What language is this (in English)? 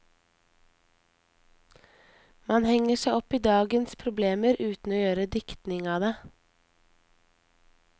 Norwegian